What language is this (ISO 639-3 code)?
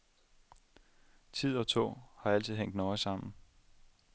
dan